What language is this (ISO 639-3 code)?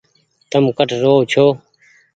gig